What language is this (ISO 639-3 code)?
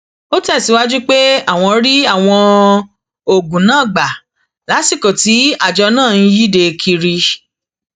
yor